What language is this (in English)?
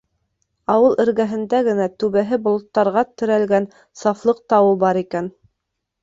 Bashkir